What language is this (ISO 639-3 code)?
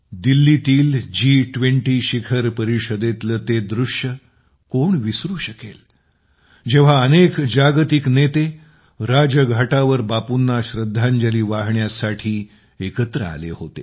mar